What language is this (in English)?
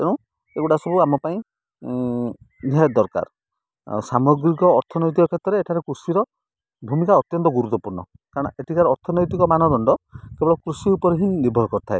Odia